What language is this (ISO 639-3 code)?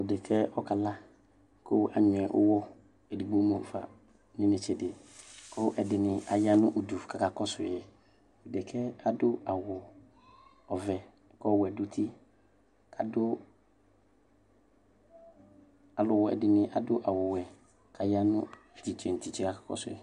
kpo